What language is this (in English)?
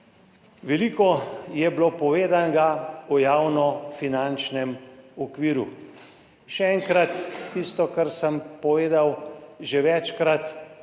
Slovenian